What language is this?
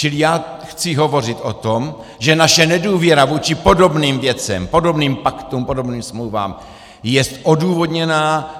Czech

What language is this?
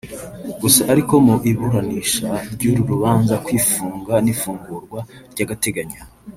Kinyarwanda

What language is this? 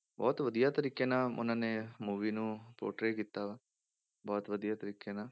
Punjabi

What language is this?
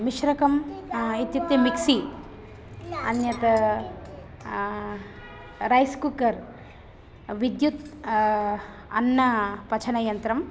Sanskrit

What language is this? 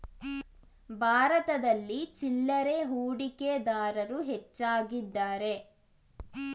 Kannada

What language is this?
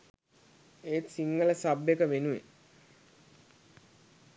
Sinhala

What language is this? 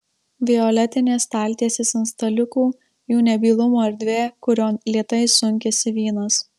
Lithuanian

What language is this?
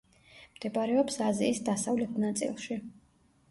Georgian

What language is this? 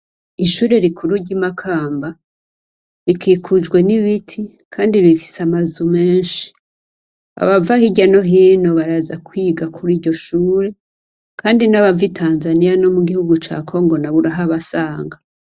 Rundi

